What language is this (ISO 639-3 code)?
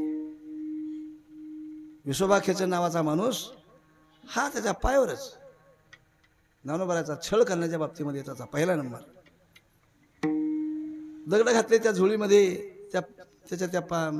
ara